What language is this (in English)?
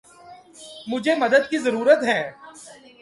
Urdu